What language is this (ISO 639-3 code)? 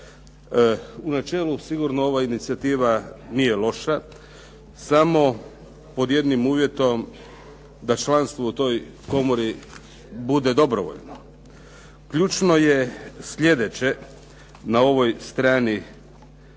hrv